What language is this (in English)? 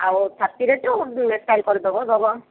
Odia